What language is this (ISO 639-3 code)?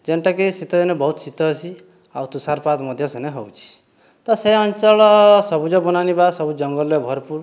ori